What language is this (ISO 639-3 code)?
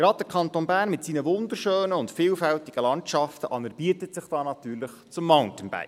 gsw